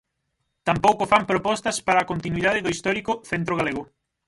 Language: Galician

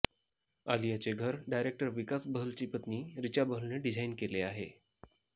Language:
Marathi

